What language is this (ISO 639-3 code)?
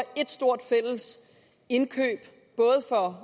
dan